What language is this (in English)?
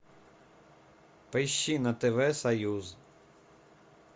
Russian